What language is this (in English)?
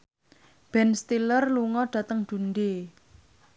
Javanese